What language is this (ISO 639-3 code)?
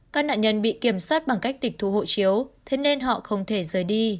vie